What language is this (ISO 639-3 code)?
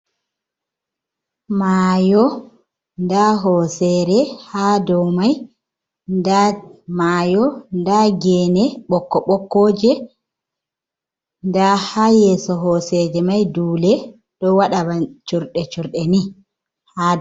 ful